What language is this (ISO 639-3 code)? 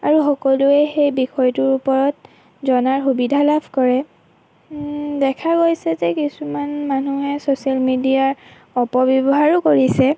asm